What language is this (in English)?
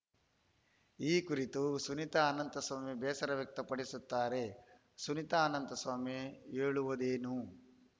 Kannada